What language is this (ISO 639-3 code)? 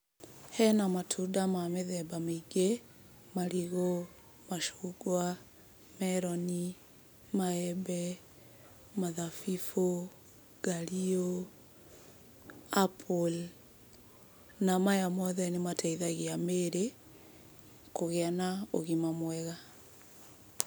kik